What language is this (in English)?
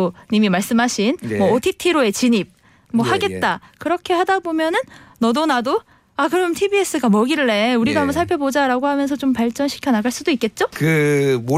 Korean